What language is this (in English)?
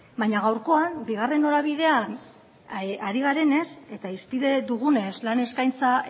Basque